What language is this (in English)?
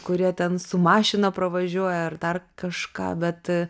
Lithuanian